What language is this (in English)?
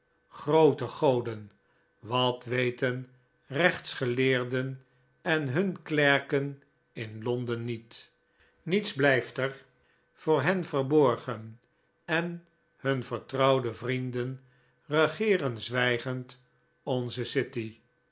Dutch